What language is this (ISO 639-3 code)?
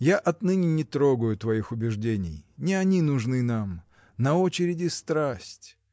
rus